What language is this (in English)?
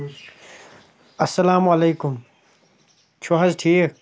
Kashmiri